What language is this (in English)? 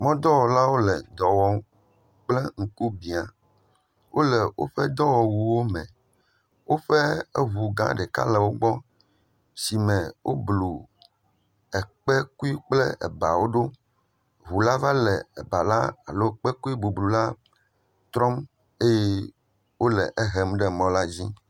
Ewe